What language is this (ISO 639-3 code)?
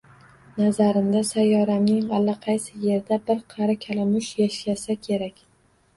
uzb